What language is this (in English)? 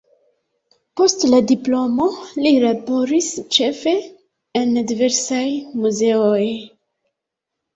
Esperanto